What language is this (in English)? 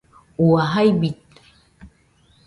Nüpode Huitoto